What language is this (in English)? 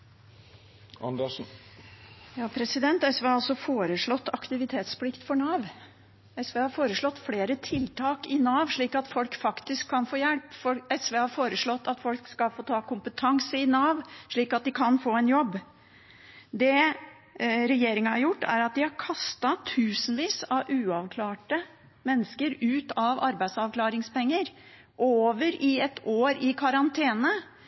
Norwegian